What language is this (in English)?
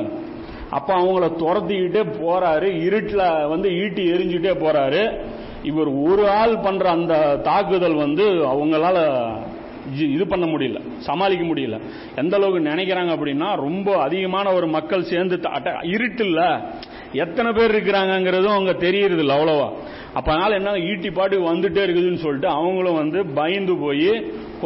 Tamil